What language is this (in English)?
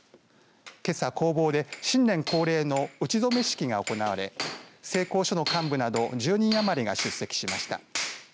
Japanese